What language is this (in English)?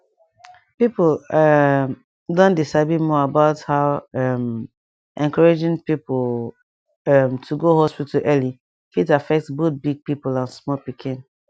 Nigerian Pidgin